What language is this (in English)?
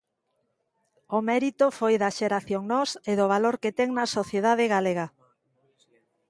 Galician